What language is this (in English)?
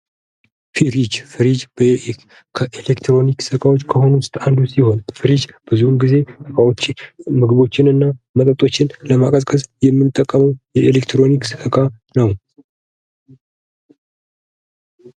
Amharic